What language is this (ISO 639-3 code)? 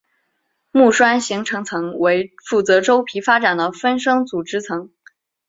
zho